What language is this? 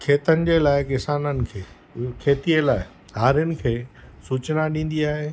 Sindhi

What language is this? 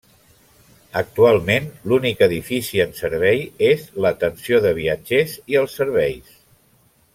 Catalan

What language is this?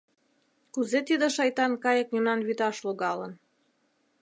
Mari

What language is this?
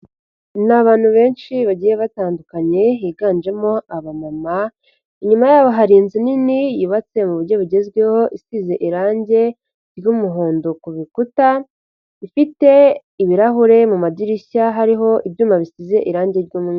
Kinyarwanda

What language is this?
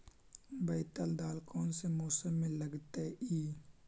Magahi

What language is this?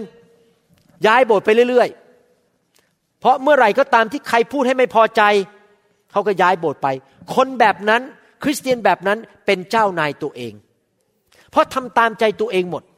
Thai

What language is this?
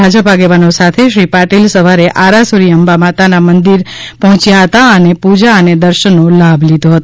Gujarati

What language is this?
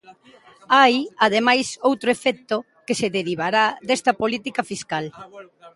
Galician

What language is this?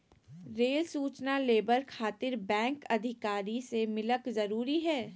Magahi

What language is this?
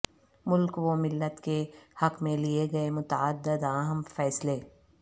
Urdu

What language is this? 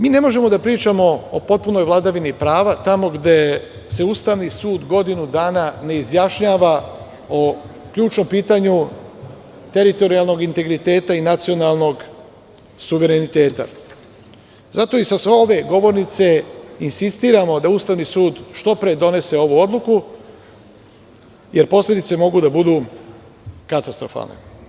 Serbian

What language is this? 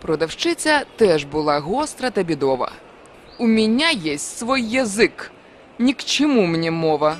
Ukrainian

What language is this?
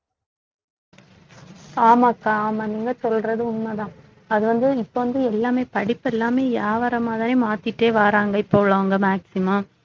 Tamil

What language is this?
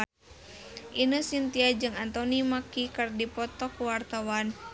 Sundanese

